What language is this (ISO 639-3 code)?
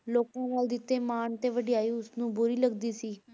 pan